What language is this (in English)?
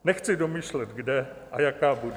Czech